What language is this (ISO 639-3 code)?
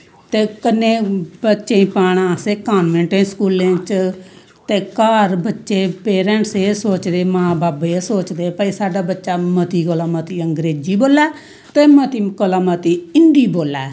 doi